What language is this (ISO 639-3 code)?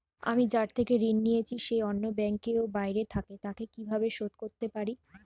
ben